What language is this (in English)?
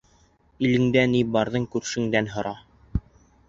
Bashkir